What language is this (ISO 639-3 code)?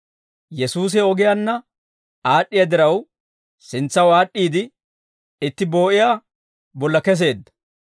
dwr